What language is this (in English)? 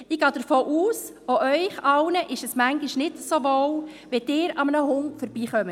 Swiss German